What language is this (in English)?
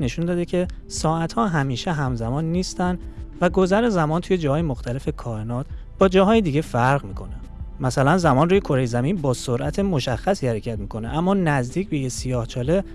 Persian